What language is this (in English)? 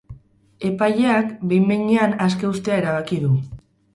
Basque